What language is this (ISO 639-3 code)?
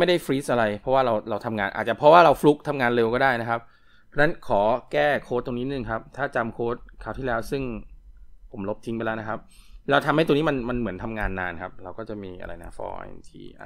tha